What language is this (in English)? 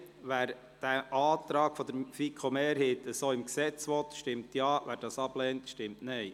Swiss German